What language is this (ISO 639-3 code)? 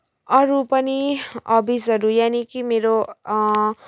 nep